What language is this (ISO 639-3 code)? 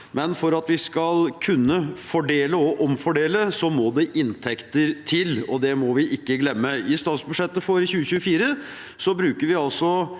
nor